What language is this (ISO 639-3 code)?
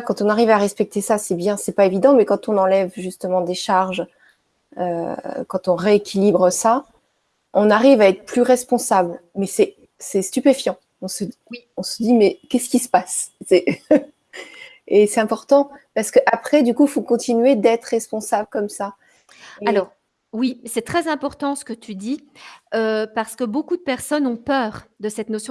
fra